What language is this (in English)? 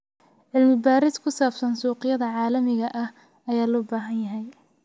Somali